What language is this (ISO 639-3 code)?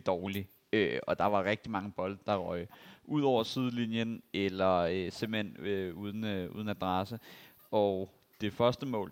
dan